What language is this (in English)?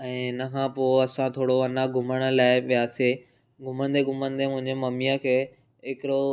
Sindhi